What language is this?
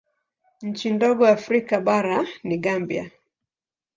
Swahili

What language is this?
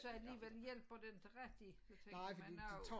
Danish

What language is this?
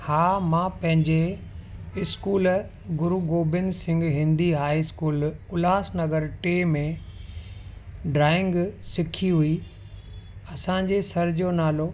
Sindhi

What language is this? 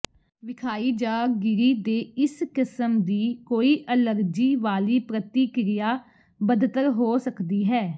Punjabi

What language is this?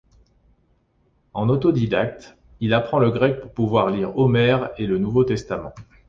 French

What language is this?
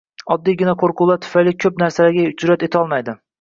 Uzbek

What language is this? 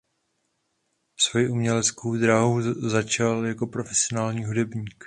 Czech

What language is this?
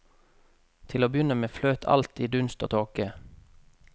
Norwegian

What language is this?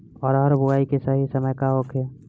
Bhojpuri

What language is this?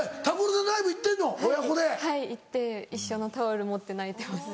Japanese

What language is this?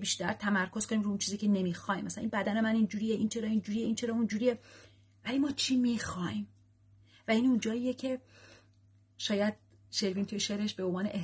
Persian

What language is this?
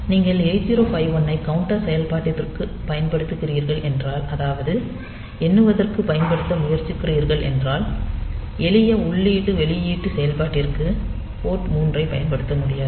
Tamil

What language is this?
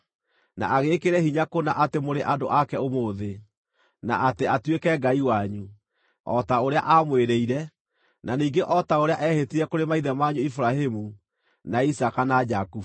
Kikuyu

